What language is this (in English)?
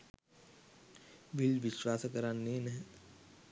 Sinhala